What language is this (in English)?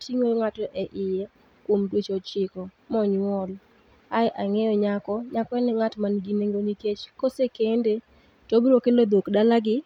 Luo (Kenya and Tanzania)